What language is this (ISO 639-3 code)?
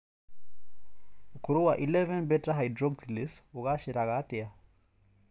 kik